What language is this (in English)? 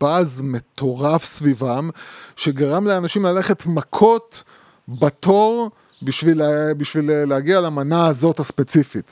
Hebrew